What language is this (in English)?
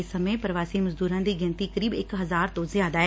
Punjabi